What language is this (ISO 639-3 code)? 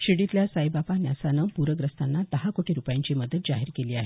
mar